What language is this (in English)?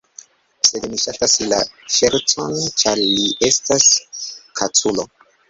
Esperanto